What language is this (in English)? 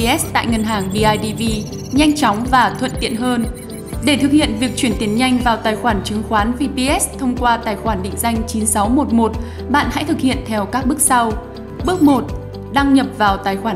Vietnamese